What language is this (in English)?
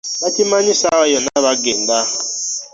Ganda